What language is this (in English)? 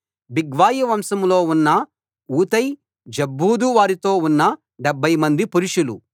Telugu